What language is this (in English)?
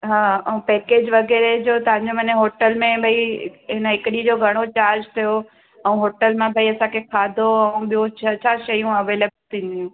Sindhi